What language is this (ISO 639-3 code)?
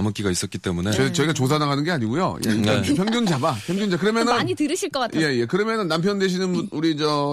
kor